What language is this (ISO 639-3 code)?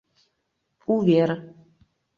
chm